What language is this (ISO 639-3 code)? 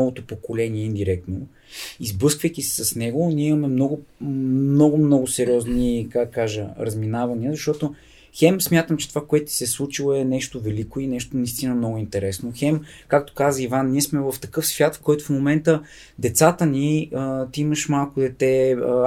bul